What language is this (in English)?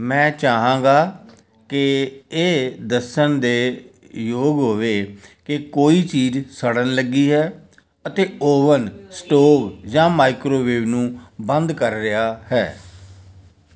Punjabi